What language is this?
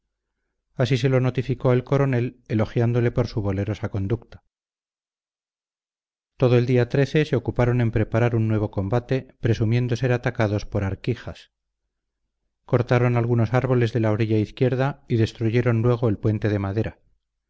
Spanish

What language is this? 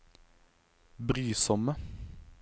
Norwegian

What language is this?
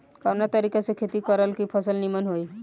Bhojpuri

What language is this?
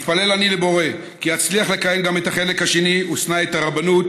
Hebrew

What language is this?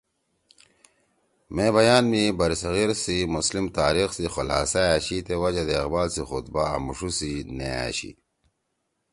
Torwali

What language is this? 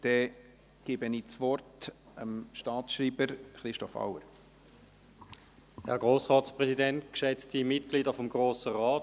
Swiss German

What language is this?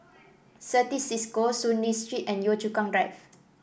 English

